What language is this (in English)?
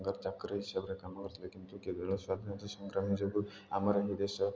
Odia